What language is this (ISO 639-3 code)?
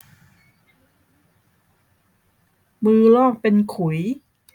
tha